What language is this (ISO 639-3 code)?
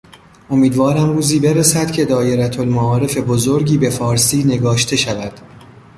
fas